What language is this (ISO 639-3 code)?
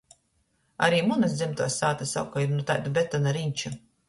ltg